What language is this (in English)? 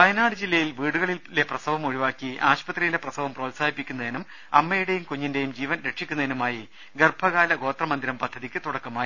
Malayalam